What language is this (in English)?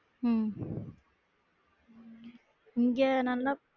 Tamil